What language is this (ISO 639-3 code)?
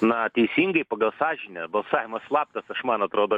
lit